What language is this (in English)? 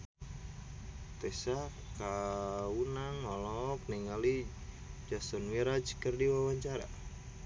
Sundanese